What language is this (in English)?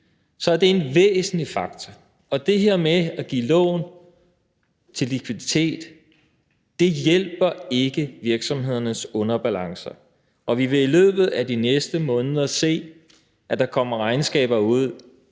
Danish